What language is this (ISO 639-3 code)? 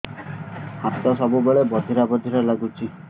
ori